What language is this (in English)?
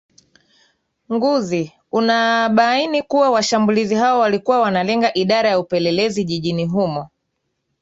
Swahili